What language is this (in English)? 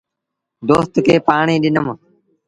Sindhi Bhil